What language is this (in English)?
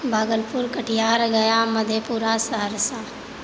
Maithili